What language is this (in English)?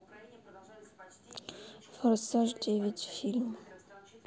Russian